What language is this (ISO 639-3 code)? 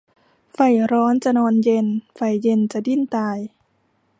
tha